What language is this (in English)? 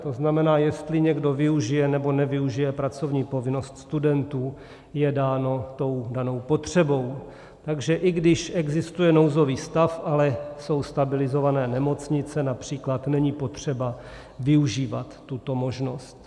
Czech